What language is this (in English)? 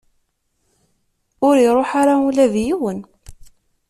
Kabyle